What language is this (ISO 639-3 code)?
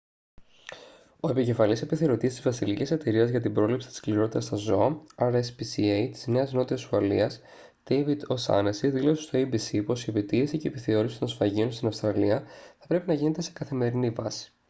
ell